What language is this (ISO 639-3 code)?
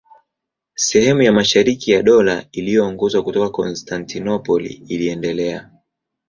swa